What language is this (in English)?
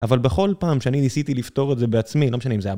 Hebrew